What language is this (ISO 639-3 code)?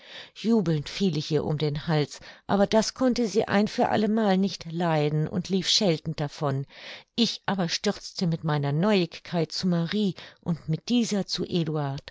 deu